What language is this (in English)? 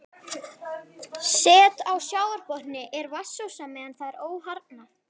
Icelandic